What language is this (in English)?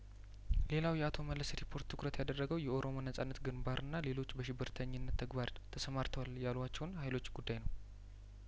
Amharic